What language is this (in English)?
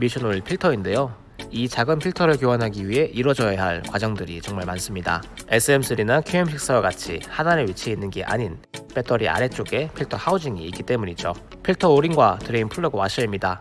Korean